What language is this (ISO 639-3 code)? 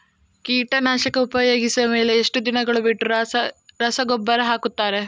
kan